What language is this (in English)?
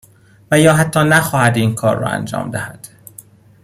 Persian